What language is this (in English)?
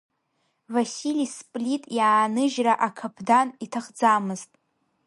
Abkhazian